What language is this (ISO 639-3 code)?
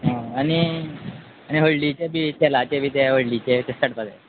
kok